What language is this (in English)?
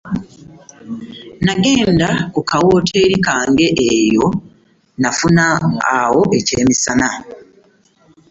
Ganda